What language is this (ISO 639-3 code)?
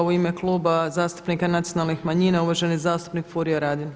hrv